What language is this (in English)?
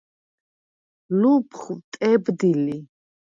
Svan